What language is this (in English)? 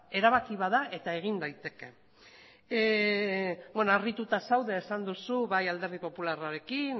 Basque